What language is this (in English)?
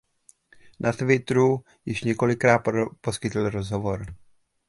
Czech